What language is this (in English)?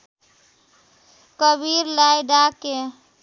Nepali